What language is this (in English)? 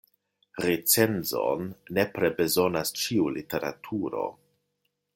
Esperanto